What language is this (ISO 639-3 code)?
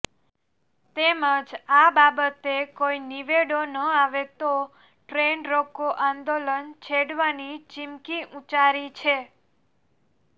guj